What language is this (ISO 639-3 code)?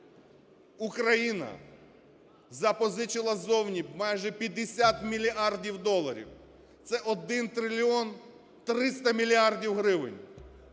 ukr